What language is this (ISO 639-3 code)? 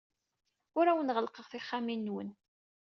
kab